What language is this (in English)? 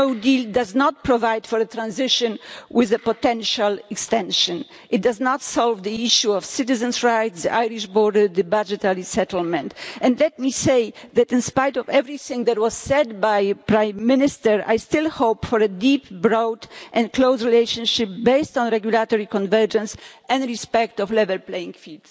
English